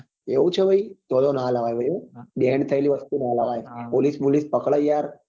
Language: Gujarati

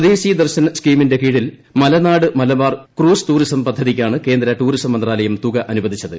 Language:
Malayalam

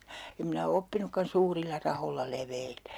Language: Finnish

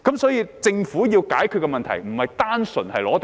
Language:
Cantonese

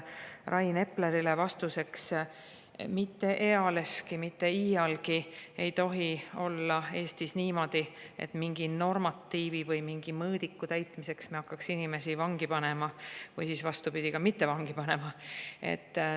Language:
Estonian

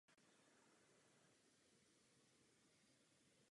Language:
Czech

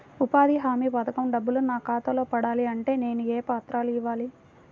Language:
Telugu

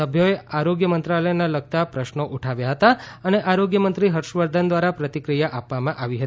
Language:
Gujarati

